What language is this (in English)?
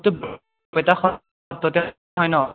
Assamese